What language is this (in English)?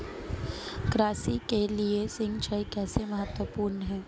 Hindi